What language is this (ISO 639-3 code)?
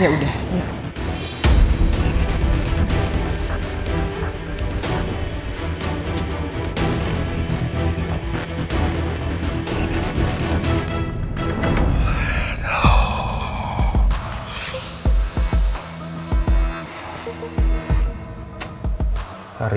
ind